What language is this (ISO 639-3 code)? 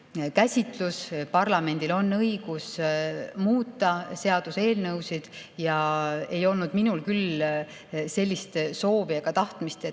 est